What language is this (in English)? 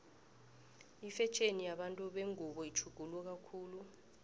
South Ndebele